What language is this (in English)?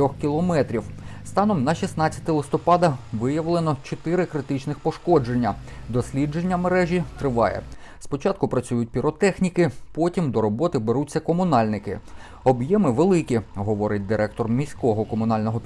Ukrainian